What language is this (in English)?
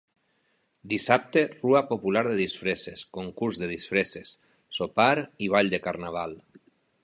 Catalan